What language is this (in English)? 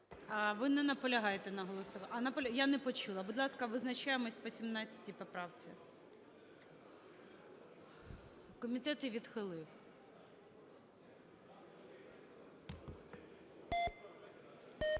Ukrainian